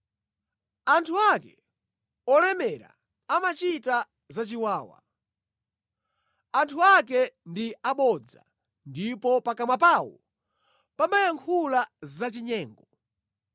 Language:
Nyanja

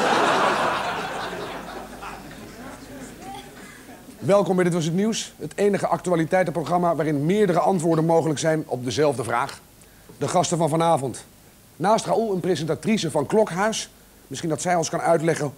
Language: Dutch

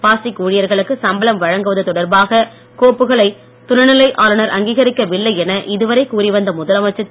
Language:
Tamil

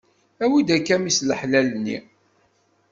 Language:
Kabyle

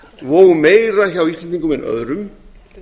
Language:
Icelandic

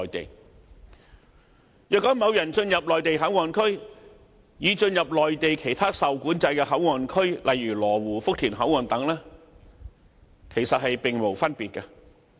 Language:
Cantonese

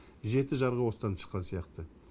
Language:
Kazakh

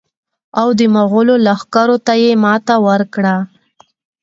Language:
Pashto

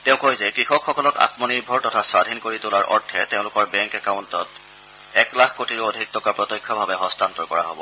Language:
Assamese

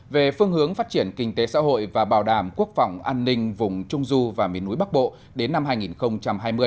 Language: Vietnamese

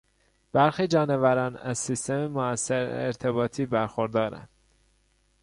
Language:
Persian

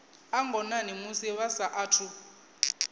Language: Venda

